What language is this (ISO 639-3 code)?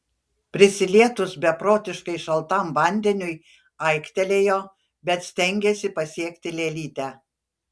lit